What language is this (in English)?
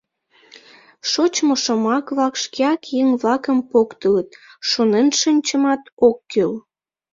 Mari